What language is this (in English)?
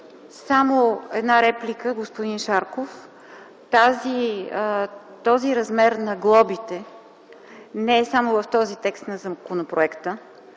Bulgarian